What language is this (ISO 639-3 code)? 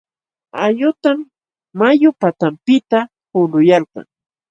qxw